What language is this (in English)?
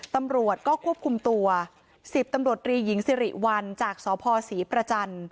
Thai